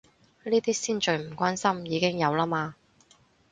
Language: Cantonese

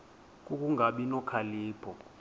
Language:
Xhosa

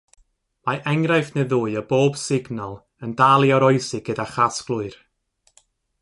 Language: Welsh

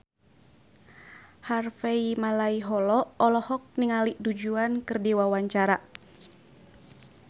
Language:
Sundanese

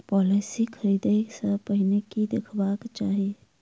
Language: Maithili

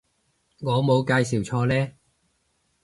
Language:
Cantonese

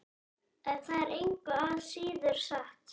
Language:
Icelandic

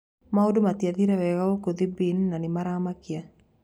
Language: Kikuyu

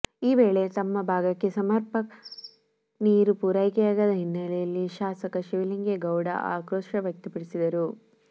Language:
Kannada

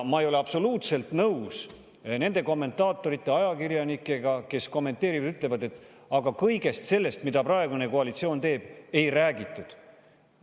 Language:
Estonian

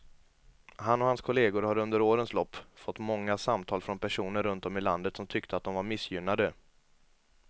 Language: Swedish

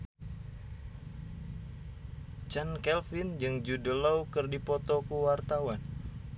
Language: Sundanese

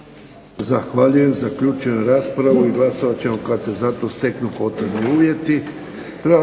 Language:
Croatian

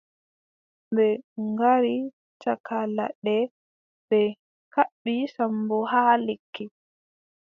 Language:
Adamawa Fulfulde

